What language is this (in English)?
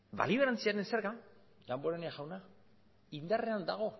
Basque